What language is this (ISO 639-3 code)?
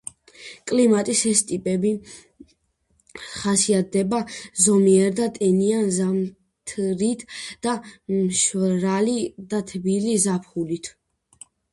kat